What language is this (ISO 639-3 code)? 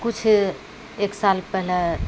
mai